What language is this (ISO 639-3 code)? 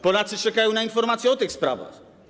pol